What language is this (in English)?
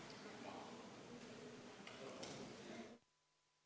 Estonian